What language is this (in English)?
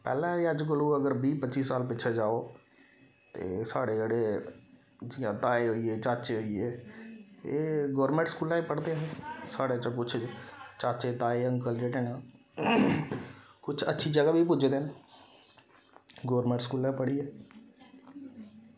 Dogri